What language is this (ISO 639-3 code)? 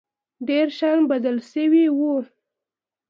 pus